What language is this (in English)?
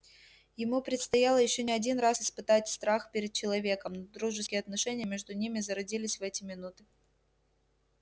Russian